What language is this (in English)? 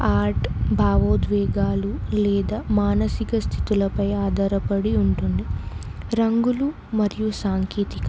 Telugu